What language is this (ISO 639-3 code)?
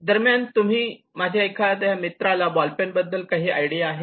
mar